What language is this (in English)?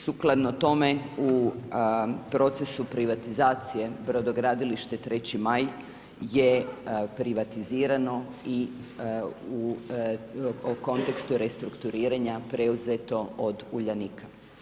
Croatian